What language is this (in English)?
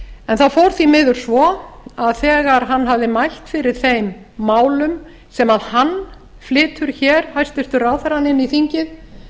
Icelandic